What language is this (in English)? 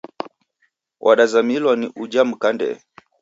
Taita